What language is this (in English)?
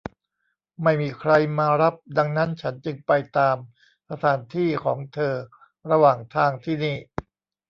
Thai